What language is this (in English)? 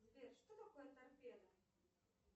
Russian